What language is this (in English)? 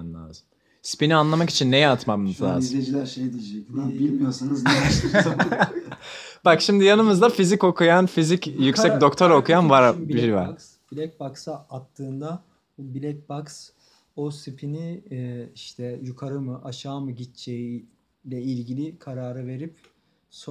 Turkish